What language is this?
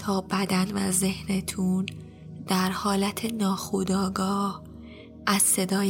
Persian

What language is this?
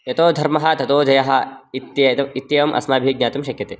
Sanskrit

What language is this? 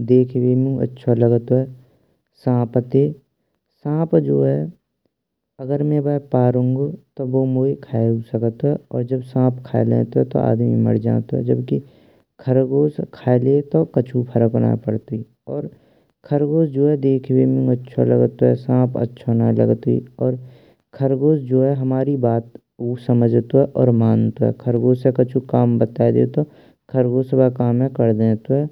Braj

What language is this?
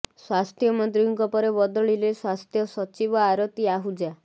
Odia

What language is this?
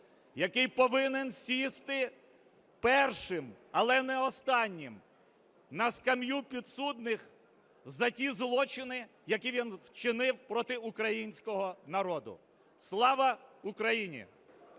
Ukrainian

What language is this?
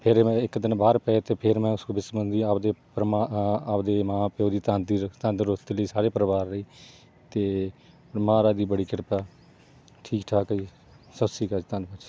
Punjabi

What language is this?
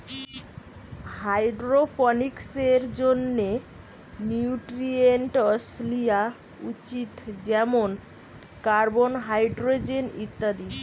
Bangla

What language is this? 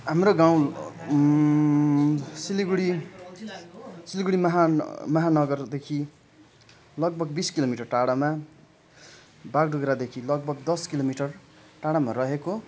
Nepali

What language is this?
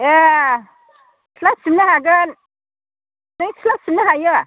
Bodo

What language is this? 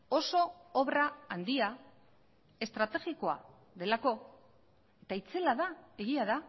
Basque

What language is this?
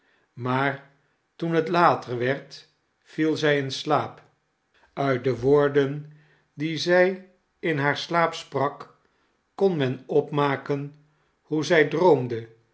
Dutch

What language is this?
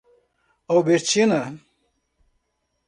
Portuguese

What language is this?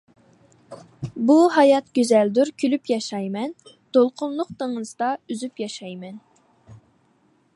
Uyghur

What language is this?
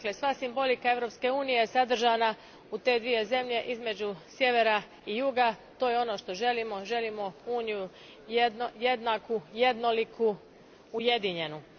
Croatian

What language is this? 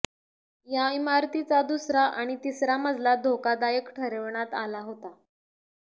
Marathi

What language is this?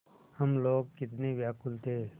Hindi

